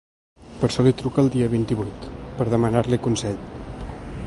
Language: Catalan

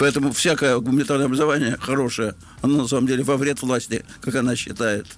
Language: Russian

